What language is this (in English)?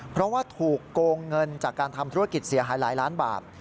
Thai